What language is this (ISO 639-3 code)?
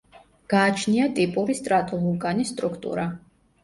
kat